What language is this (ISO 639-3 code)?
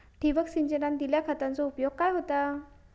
mar